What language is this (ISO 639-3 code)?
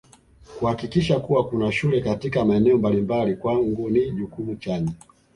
swa